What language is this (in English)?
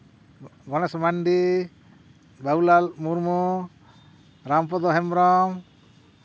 Santali